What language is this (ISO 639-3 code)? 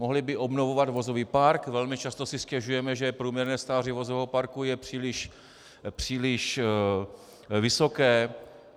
ces